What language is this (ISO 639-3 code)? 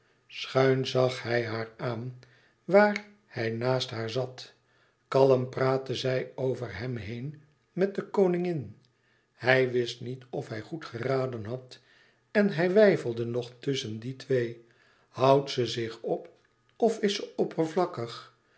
nld